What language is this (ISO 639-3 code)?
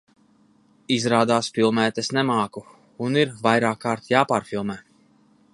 lav